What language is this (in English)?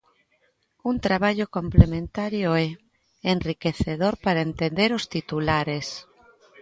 Galician